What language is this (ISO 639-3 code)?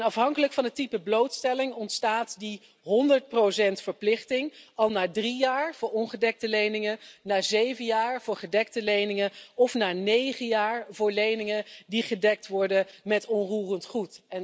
nld